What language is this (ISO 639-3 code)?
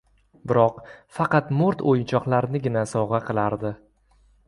uzb